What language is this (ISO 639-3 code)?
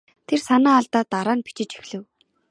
mon